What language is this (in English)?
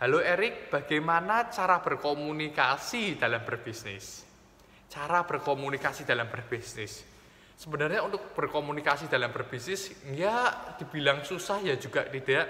Indonesian